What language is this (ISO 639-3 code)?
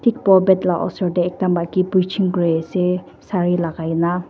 nag